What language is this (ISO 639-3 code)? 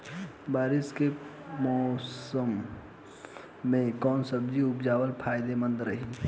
bho